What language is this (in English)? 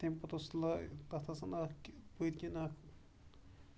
Kashmiri